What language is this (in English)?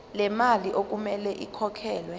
Zulu